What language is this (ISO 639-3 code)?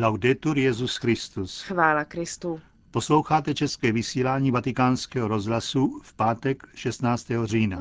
ces